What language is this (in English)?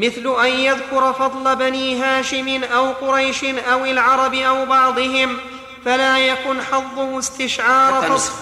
Arabic